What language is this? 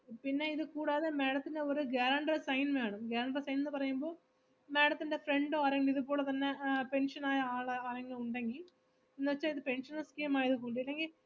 Malayalam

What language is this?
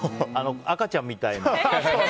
Japanese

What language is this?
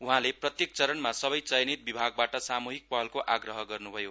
Nepali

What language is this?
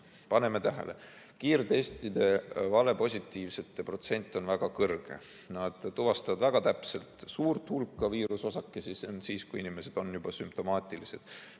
Estonian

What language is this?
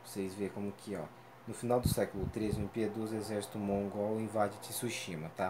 Portuguese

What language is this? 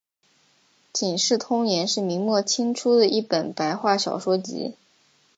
Chinese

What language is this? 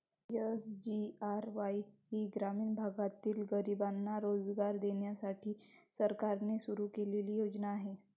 Marathi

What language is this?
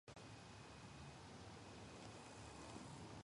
Georgian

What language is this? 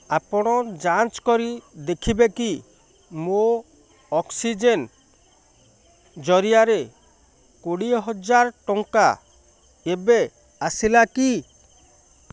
Odia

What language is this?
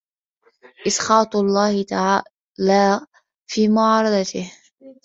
Arabic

